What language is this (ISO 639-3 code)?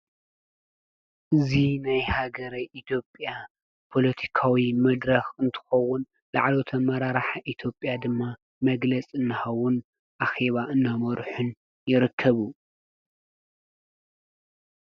tir